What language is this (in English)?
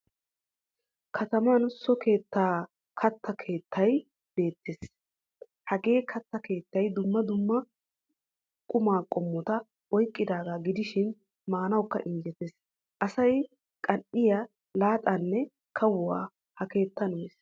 Wolaytta